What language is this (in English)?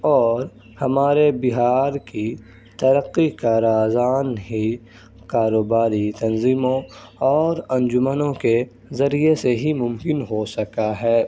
Urdu